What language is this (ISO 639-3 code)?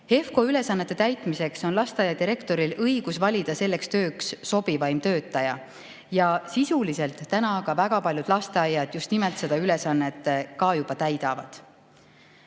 est